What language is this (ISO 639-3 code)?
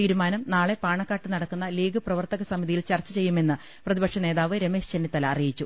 mal